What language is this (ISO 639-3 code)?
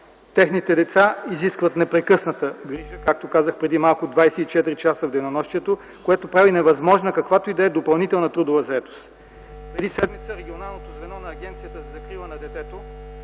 bul